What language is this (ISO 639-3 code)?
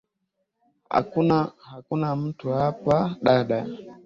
swa